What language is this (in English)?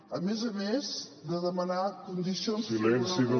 Catalan